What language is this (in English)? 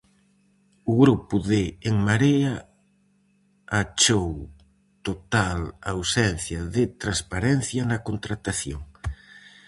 Galician